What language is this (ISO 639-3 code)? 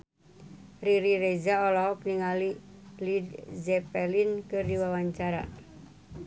sun